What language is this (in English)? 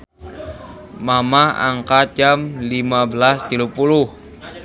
Sundanese